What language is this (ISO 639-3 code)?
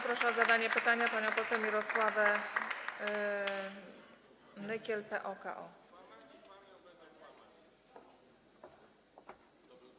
pol